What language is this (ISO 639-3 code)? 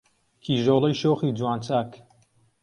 ckb